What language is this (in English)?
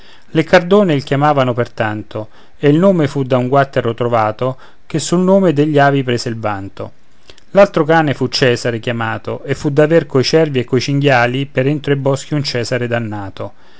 Italian